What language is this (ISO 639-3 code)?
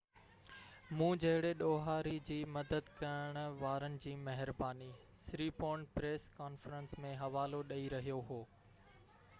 snd